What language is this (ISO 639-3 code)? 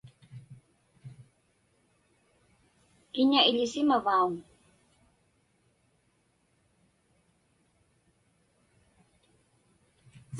ipk